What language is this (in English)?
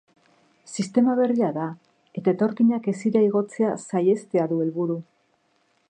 Basque